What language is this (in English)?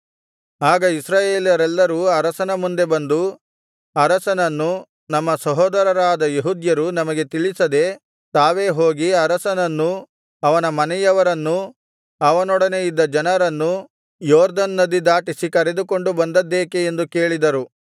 Kannada